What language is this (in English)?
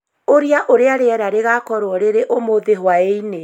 Kikuyu